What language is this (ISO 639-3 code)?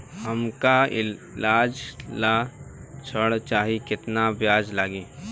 bho